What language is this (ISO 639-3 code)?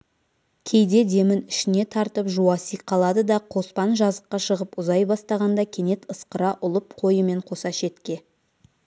kaz